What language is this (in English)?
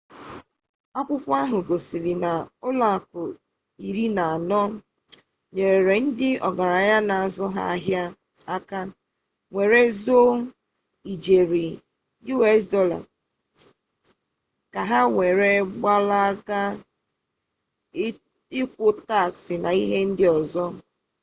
Igbo